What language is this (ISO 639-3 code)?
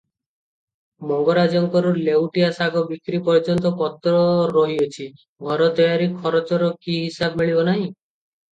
ori